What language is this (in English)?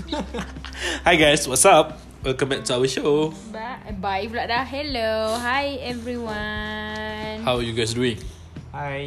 Malay